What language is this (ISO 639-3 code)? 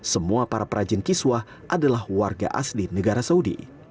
ind